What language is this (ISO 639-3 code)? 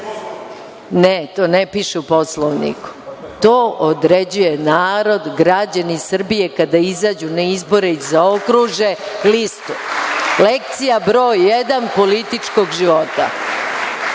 srp